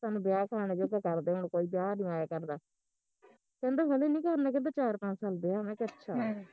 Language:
Punjabi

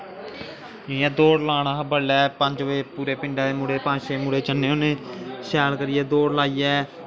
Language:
Dogri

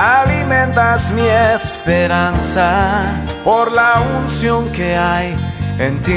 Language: Spanish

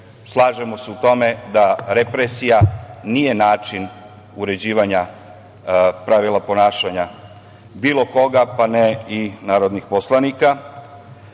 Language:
Serbian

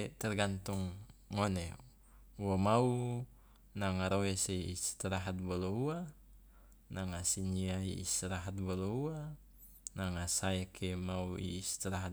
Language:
Loloda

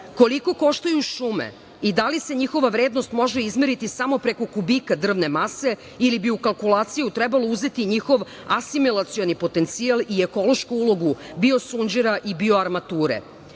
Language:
Serbian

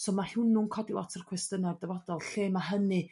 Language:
Welsh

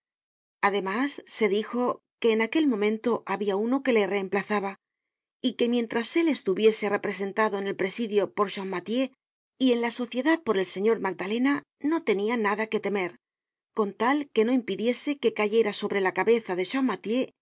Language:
Spanish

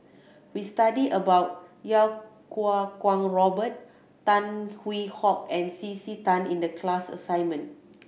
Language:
English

